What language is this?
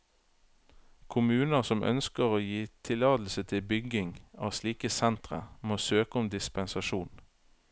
Norwegian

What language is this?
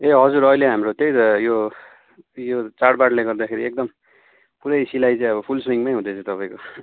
Nepali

